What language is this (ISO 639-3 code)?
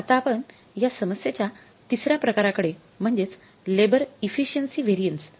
mar